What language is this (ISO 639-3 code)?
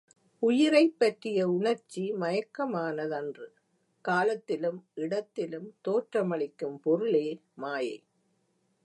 tam